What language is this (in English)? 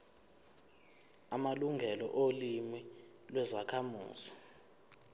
Zulu